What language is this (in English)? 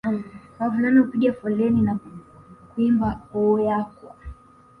Swahili